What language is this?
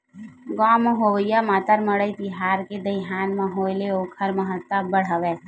Chhattisgarhi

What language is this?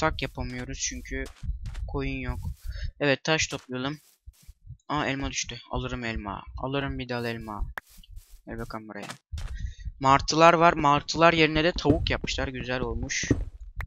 Turkish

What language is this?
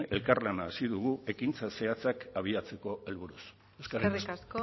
Basque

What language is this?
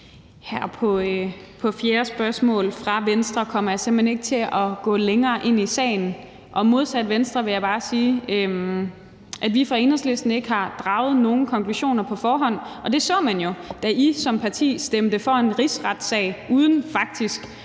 Danish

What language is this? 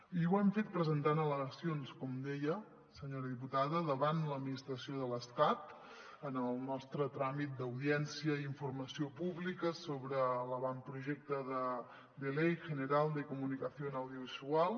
Catalan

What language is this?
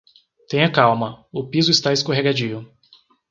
Portuguese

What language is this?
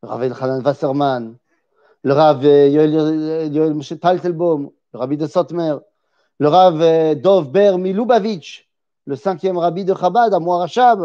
French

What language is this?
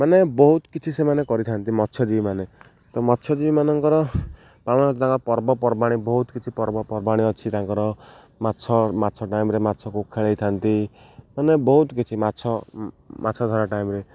Odia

